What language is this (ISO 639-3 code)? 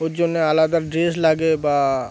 ben